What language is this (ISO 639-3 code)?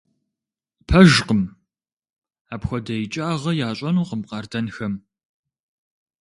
kbd